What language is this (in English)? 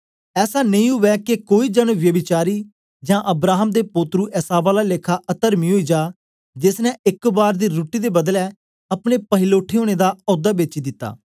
Dogri